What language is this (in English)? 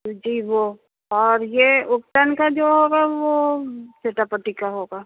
Urdu